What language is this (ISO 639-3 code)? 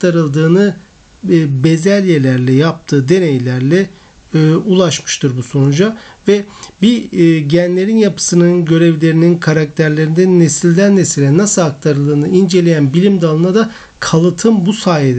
tur